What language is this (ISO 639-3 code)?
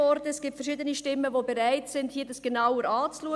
gsw